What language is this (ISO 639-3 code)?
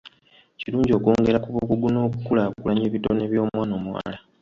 lug